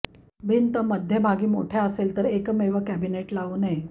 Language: Marathi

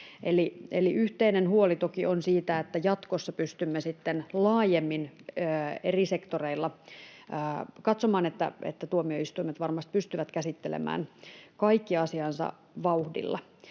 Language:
Finnish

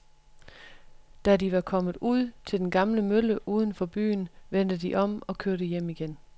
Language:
Danish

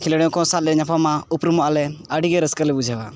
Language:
Santali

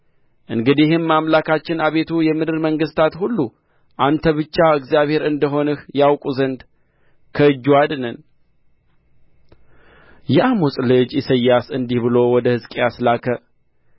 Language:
Amharic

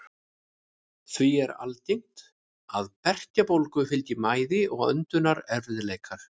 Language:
Icelandic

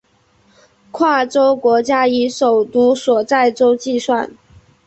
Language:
Chinese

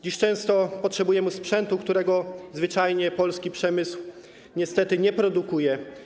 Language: Polish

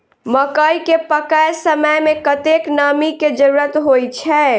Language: Maithili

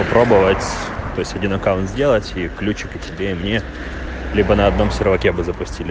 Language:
Russian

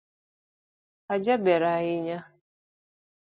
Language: Luo (Kenya and Tanzania)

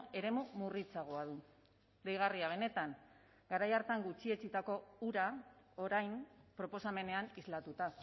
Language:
Basque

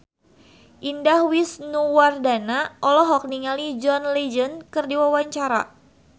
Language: Sundanese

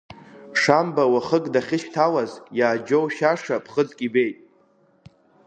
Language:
Abkhazian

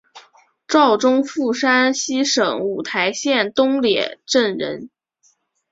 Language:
Chinese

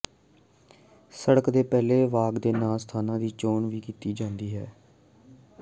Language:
Punjabi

